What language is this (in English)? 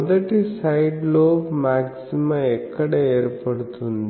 Telugu